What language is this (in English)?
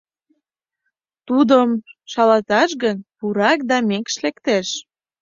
Mari